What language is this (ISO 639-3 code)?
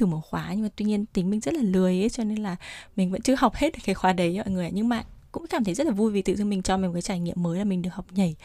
vie